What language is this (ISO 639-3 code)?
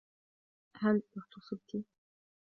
ara